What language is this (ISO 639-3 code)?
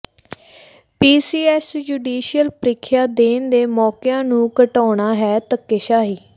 pan